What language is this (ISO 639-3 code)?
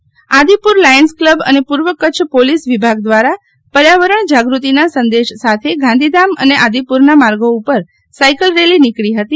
guj